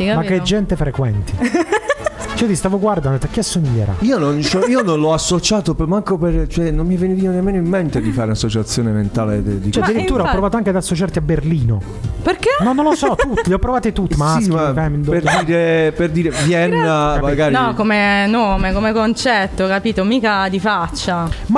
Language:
Italian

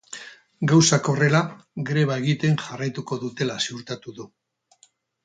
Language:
Basque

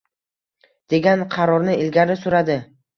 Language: Uzbek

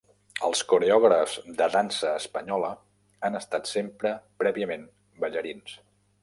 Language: Catalan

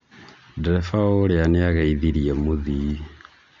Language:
Kikuyu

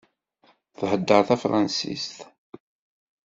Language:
Kabyle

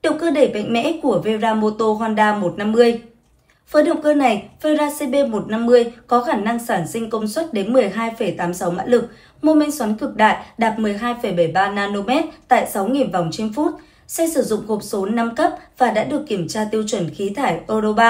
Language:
Vietnamese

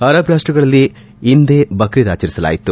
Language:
Kannada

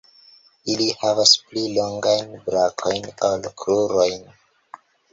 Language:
Esperanto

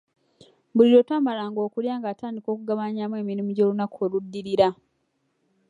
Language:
Ganda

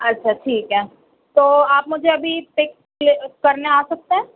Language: Urdu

